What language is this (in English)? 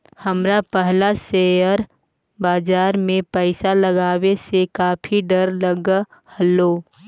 Magahi